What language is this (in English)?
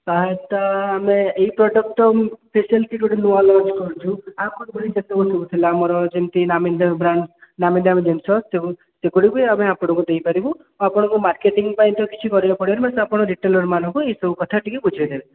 Odia